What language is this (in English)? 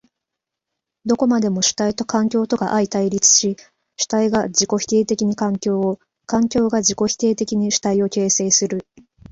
Japanese